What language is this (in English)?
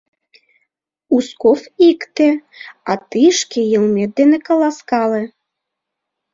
Mari